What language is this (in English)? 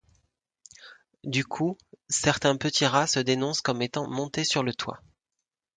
French